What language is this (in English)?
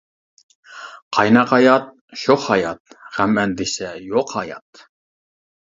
Uyghur